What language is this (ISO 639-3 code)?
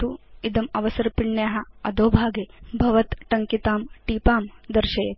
san